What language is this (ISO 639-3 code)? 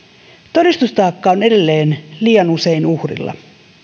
fin